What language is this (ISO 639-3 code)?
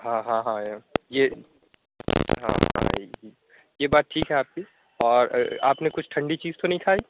urd